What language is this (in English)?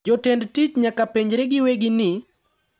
Luo (Kenya and Tanzania)